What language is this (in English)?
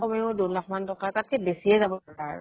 Assamese